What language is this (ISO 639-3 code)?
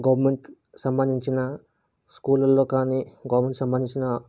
tel